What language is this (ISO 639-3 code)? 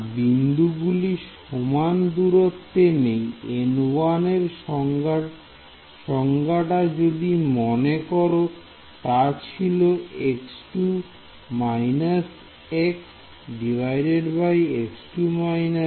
ben